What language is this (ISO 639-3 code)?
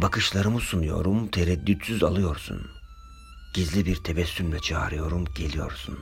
tur